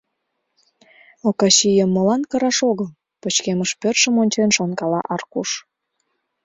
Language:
Mari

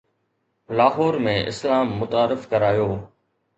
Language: Sindhi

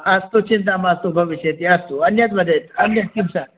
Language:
Sanskrit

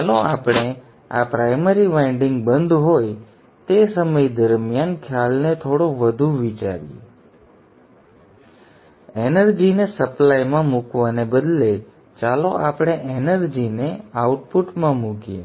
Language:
Gujarati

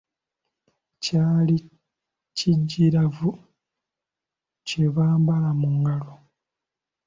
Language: Ganda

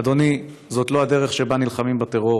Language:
Hebrew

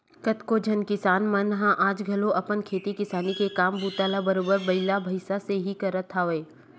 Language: Chhattisgarhi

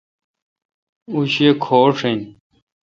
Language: Kalkoti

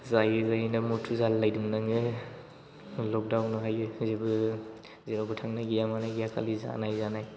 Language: Bodo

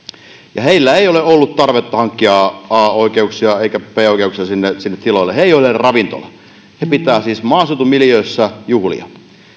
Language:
Finnish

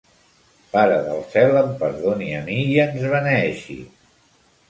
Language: Catalan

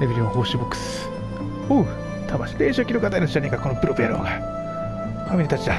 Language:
Japanese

